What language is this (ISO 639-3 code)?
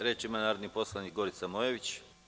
srp